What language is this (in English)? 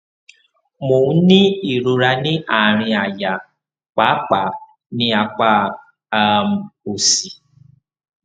Yoruba